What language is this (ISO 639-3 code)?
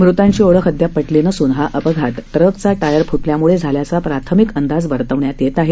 mar